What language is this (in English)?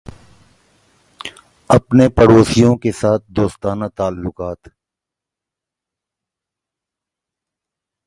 Urdu